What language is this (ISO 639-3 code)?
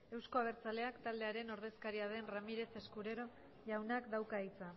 eus